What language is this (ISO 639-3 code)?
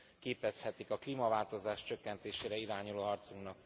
hun